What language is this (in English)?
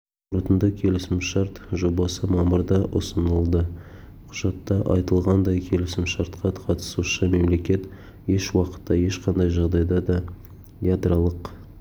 Kazakh